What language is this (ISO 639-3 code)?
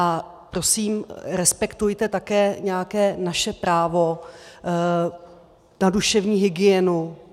ces